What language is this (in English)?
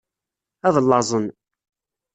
Kabyle